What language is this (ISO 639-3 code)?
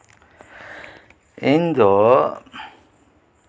sat